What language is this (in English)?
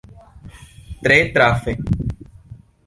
Esperanto